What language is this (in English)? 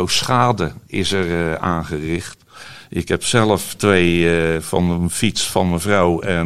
Dutch